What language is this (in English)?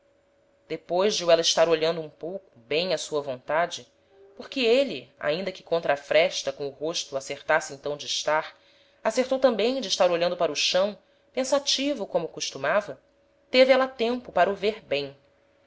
Portuguese